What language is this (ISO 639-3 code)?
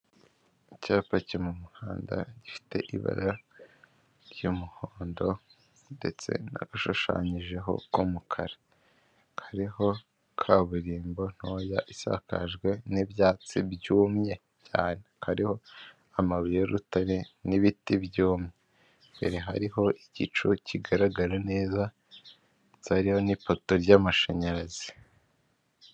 kin